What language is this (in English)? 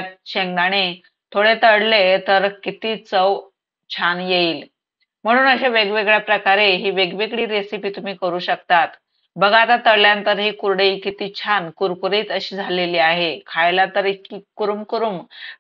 Marathi